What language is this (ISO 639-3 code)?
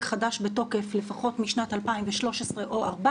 heb